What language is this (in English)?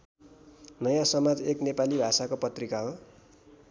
Nepali